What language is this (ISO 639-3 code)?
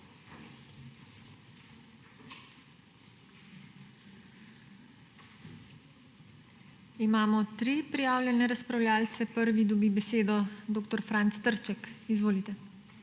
slv